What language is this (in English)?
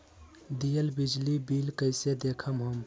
Magahi